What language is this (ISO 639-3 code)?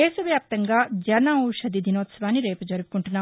tel